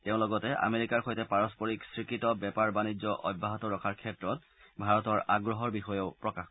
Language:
Assamese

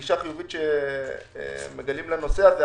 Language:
Hebrew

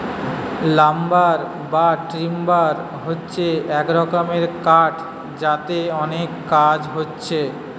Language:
Bangla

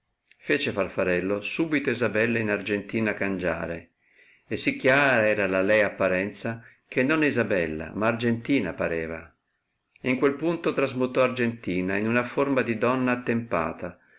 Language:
Italian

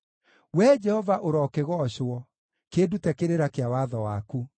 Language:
Kikuyu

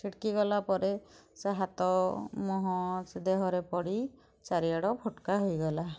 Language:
Odia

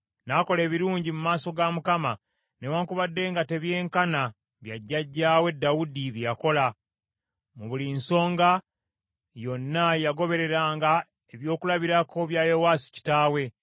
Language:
Ganda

